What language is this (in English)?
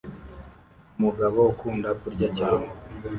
Kinyarwanda